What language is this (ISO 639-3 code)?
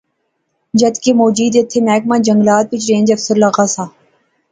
phr